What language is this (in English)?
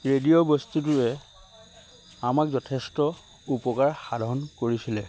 Assamese